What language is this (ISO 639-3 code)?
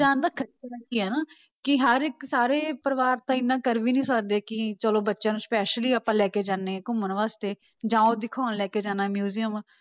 pan